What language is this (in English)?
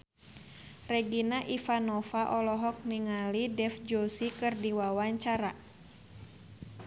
Sundanese